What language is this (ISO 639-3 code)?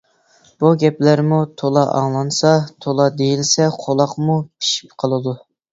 uig